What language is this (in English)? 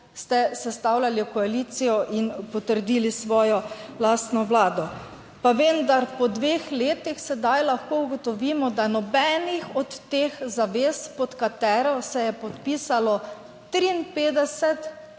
Slovenian